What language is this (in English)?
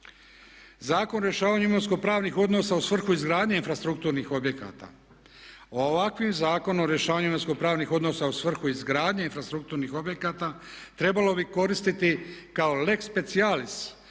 Croatian